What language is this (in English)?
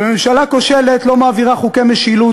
Hebrew